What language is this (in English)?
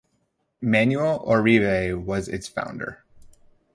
English